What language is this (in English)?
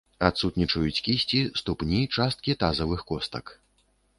Belarusian